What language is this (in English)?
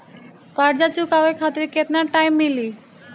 Bhojpuri